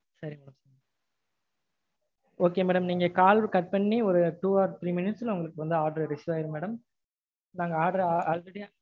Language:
Tamil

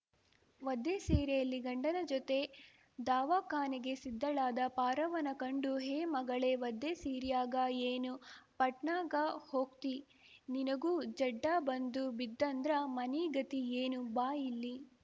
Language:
Kannada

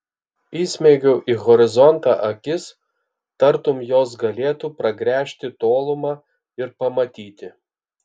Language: Lithuanian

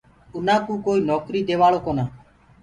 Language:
Gurgula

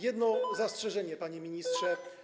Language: Polish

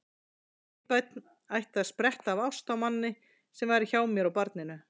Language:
Icelandic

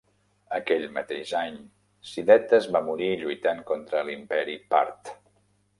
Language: Catalan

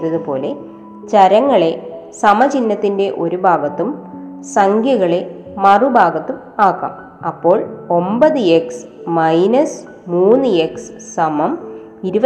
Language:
Malayalam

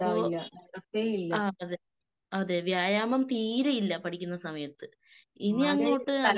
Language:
Malayalam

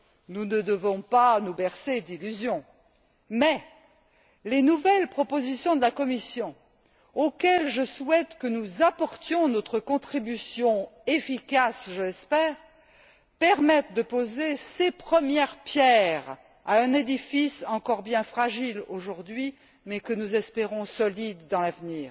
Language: French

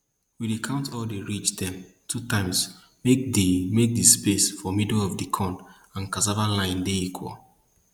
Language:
Nigerian Pidgin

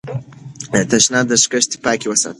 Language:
Pashto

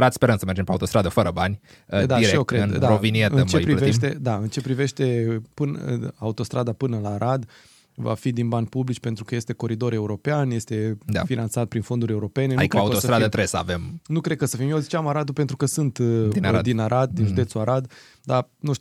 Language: Romanian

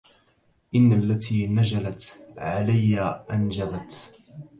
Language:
Arabic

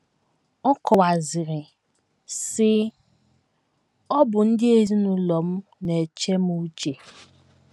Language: Igbo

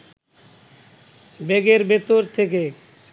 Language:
Bangla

